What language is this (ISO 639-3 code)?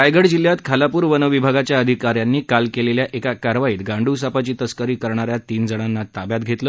mar